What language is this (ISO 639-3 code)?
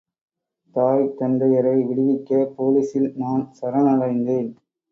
tam